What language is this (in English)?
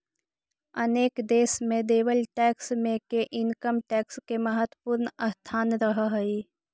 Magahi